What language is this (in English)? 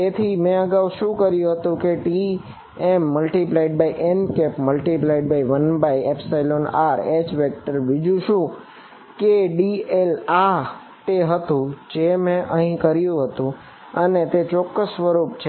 Gujarati